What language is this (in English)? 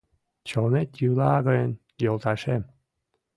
Mari